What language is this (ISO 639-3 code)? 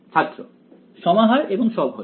ben